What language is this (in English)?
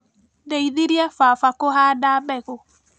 Kikuyu